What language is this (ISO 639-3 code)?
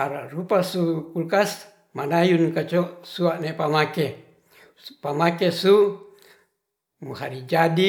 rth